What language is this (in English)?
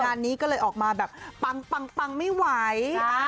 Thai